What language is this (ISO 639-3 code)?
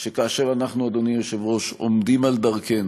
heb